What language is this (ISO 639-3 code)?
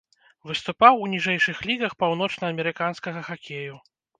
bel